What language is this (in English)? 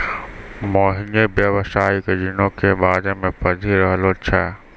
Maithili